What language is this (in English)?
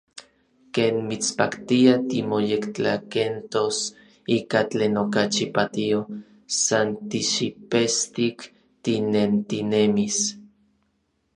Orizaba Nahuatl